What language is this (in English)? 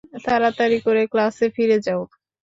Bangla